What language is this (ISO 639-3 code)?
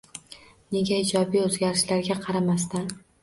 uzb